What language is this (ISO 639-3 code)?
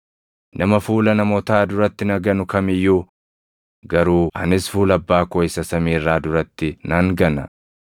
orm